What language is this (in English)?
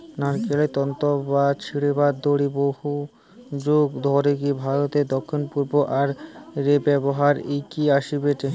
Bangla